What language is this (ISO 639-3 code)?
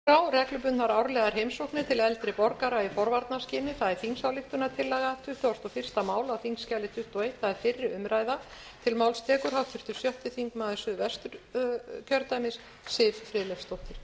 isl